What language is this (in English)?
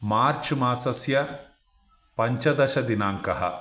Sanskrit